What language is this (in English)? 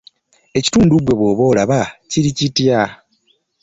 Ganda